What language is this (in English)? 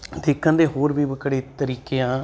Punjabi